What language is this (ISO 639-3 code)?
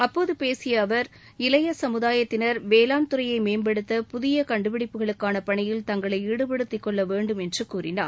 tam